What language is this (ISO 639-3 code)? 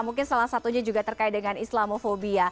ind